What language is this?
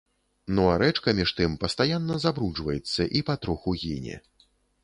Belarusian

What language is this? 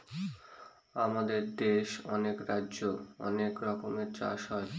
Bangla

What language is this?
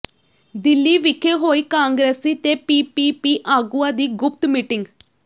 Punjabi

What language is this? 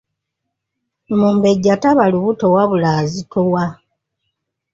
Ganda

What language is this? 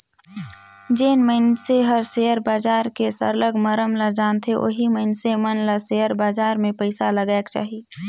Chhattisgarhi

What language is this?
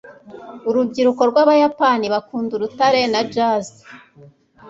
Kinyarwanda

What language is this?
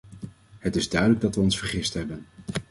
Dutch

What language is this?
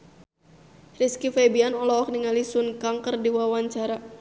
Sundanese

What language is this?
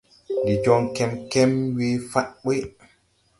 Tupuri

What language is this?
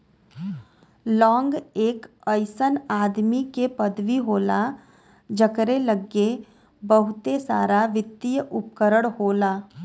Bhojpuri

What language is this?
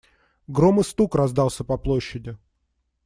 Russian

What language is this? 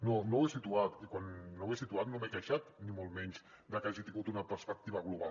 Catalan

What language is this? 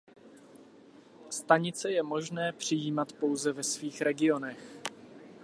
Czech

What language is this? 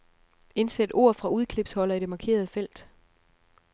Danish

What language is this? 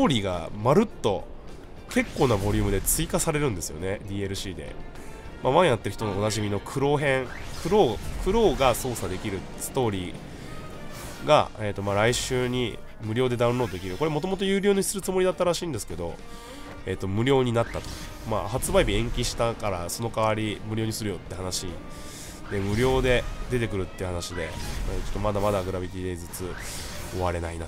Japanese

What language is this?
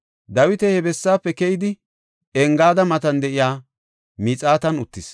Gofa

